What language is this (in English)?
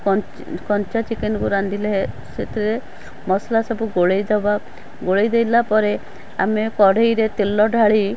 Odia